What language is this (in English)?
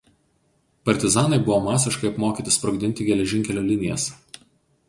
Lithuanian